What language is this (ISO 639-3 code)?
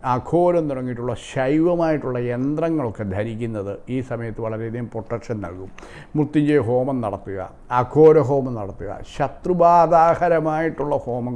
ita